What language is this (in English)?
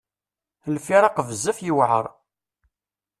Kabyle